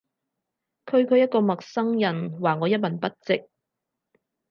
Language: Cantonese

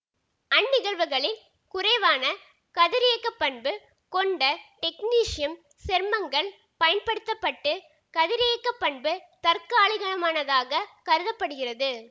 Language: Tamil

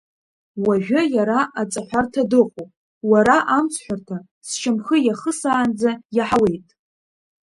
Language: Abkhazian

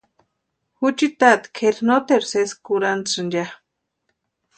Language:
Western Highland Purepecha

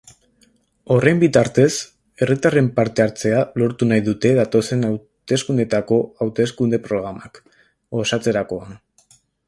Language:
Basque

